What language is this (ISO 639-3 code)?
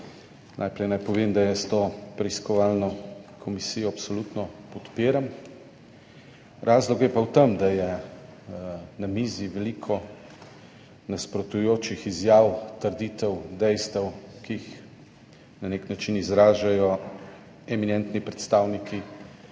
slv